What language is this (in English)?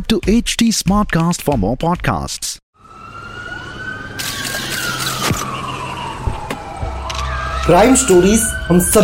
Hindi